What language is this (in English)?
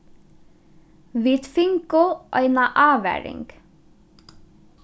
Faroese